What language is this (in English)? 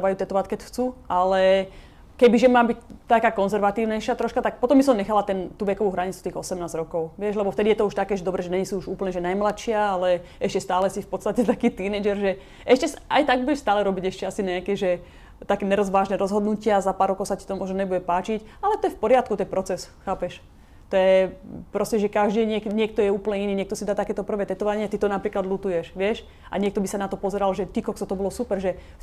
Slovak